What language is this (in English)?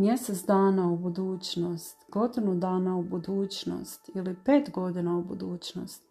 Croatian